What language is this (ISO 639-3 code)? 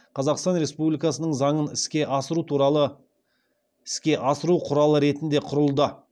kaz